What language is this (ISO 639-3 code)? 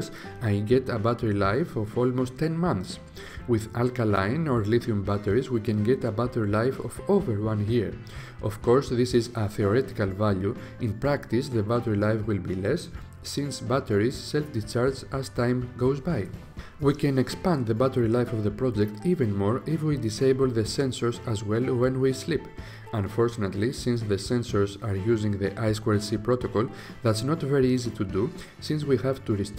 ell